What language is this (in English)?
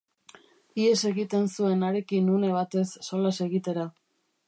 Basque